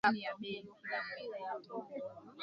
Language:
Swahili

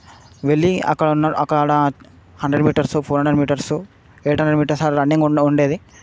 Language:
Telugu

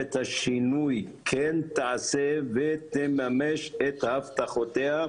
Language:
Hebrew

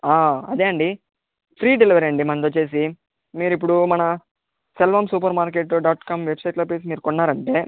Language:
Telugu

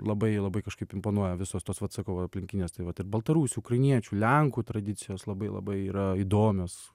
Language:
Lithuanian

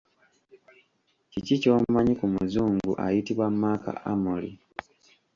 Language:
Ganda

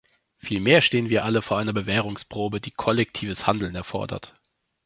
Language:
German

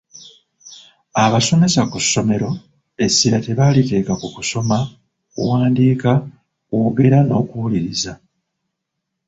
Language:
Ganda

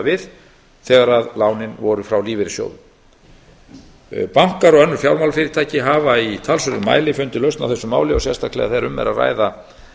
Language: Icelandic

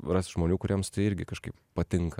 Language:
Lithuanian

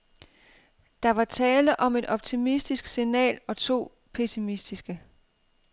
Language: Danish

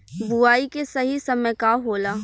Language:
Bhojpuri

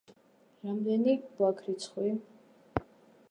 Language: Georgian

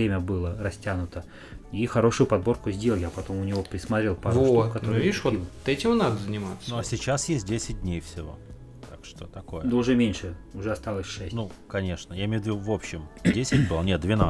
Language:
Russian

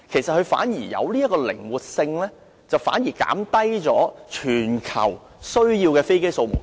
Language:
Cantonese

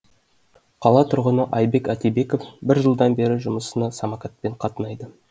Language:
Kazakh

